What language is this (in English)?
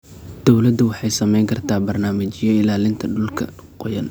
Somali